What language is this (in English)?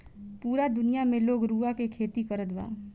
Bhojpuri